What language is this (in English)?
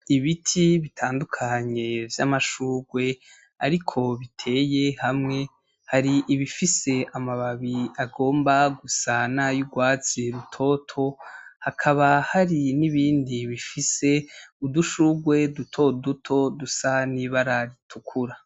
Rundi